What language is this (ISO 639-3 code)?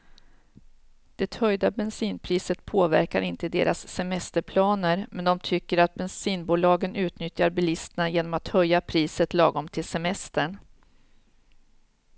swe